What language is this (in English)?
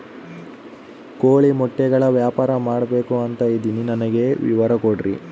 Kannada